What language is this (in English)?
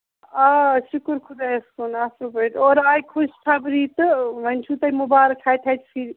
Kashmiri